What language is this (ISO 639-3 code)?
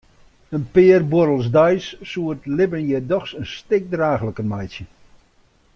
fry